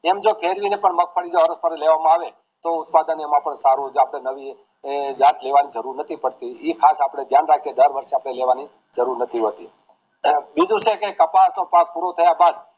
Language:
Gujarati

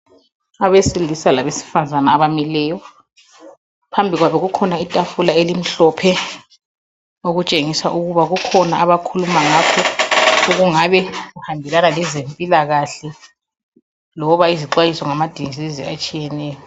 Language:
North Ndebele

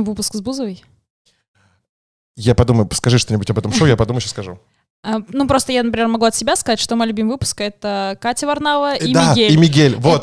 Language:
Russian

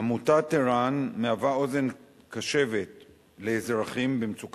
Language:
Hebrew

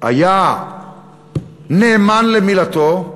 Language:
Hebrew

